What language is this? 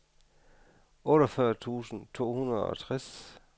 Danish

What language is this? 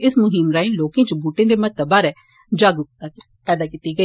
Dogri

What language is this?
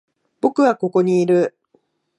Japanese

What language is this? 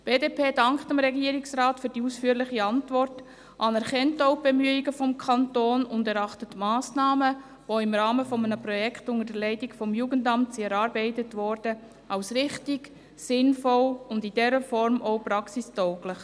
Swiss German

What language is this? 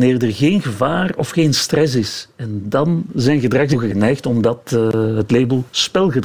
Dutch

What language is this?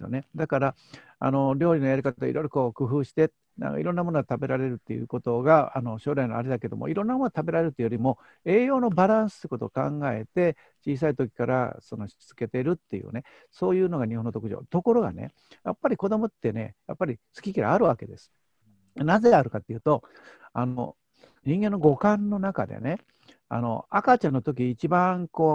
Japanese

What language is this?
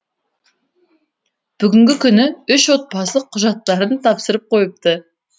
Kazakh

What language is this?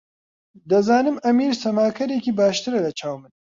Central Kurdish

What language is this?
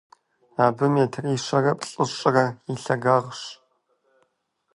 Kabardian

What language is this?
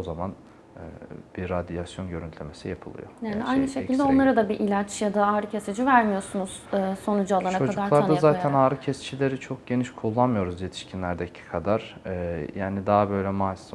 Turkish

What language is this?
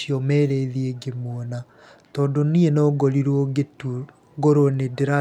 Kikuyu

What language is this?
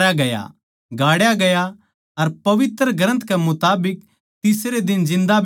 Haryanvi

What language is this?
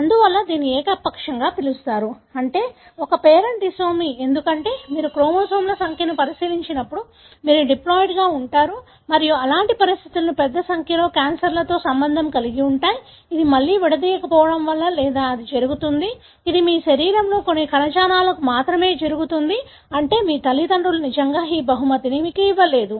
Telugu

